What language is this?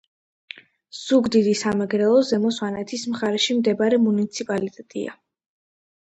Georgian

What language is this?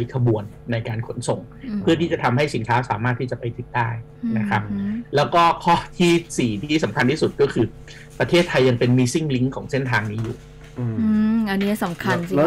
Thai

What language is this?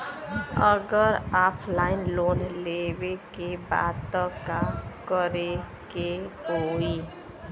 Bhojpuri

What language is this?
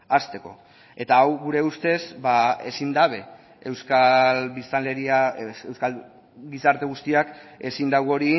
Basque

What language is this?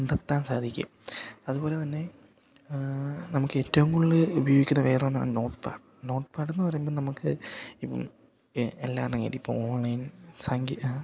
Malayalam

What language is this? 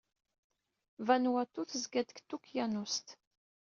Kabyle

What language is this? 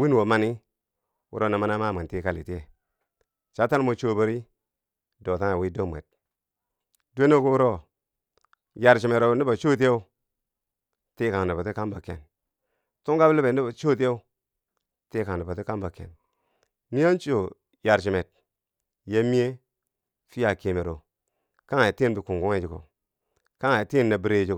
Bangwinji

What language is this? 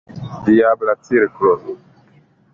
Esperanto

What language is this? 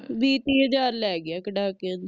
Punjabi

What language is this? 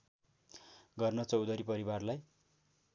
Nepali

